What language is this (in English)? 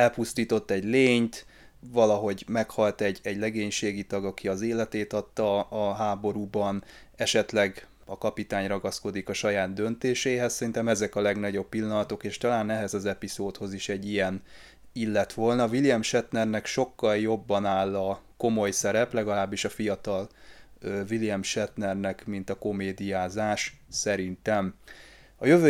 Hungarian